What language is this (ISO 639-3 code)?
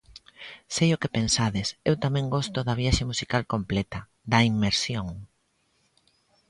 glg